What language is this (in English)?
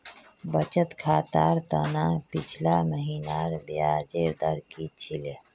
Magahi